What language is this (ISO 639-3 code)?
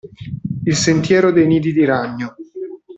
ita